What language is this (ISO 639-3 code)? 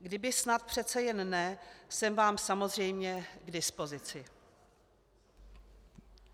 ces